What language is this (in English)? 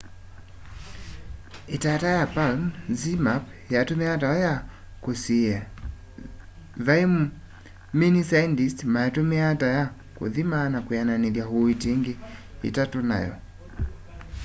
Kamba